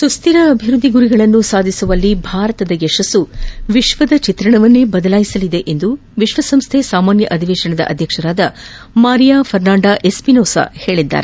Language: Kannada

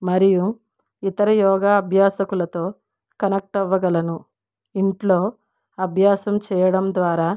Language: Telugu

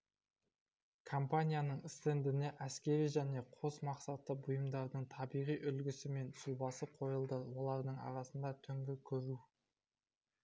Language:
Kazakh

